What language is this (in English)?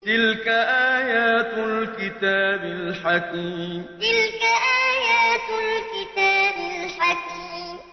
Arabic